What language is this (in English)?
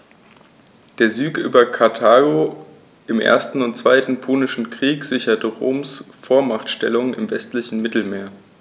German